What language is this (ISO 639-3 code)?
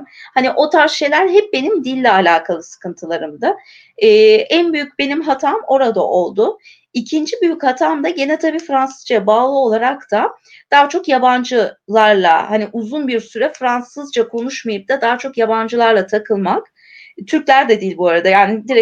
tur